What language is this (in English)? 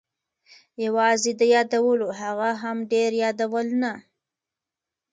Pashto